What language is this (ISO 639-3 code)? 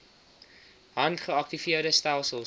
afr